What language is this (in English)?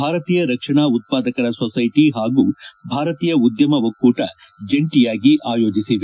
Kannada